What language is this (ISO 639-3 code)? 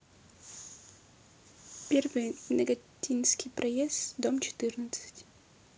rus